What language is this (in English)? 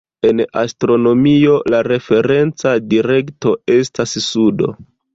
Esperanto